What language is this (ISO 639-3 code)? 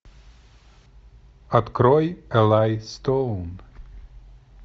rus